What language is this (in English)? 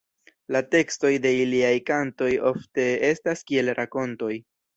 Esperanto